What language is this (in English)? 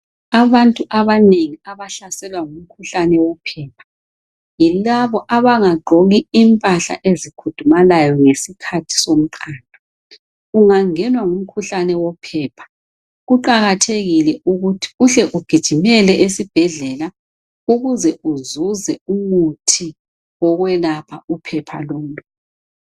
North Ndebele